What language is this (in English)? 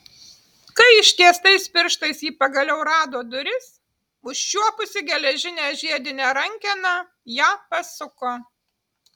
Lithuanian